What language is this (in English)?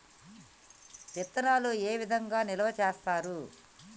Telugu